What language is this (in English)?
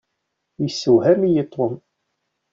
Kabyle